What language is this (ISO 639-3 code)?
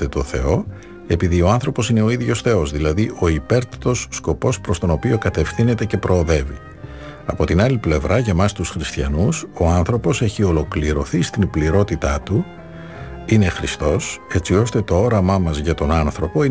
ell